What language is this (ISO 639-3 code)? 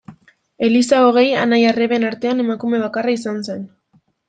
eus